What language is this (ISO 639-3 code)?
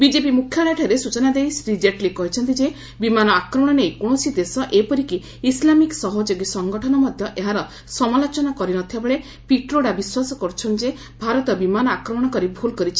ori